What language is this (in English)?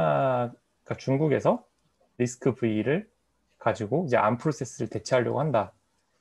Korean